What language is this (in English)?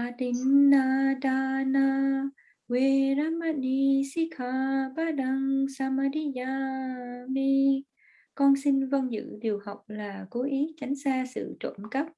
Vietnamese